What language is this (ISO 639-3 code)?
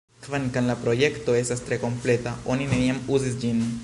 epo